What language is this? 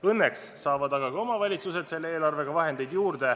Estonian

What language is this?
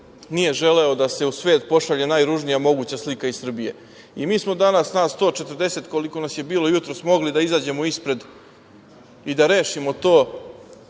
Serbian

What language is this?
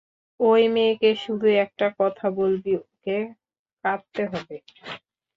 Bangla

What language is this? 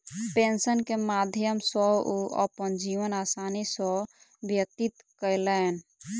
Maithili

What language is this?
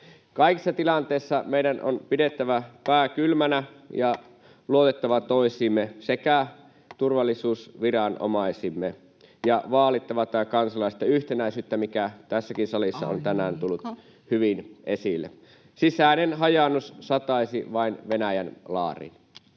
Finnish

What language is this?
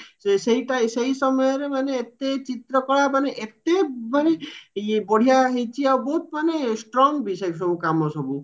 Odia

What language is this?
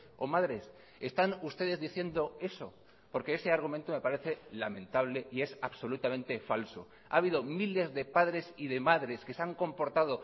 Spanish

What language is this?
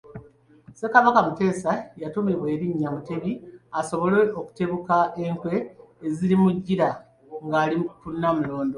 Ganda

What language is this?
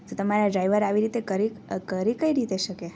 Gujarati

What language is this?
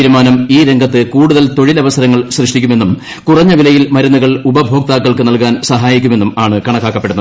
Malayalam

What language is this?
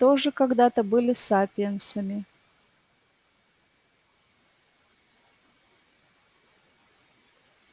Russian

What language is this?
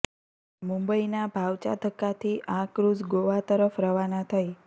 Gujarati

